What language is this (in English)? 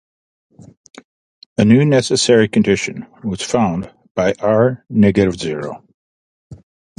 English